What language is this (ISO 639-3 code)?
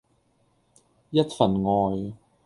yue